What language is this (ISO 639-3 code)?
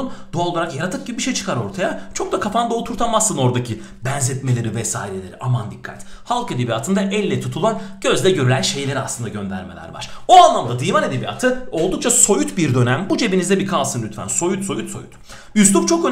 tur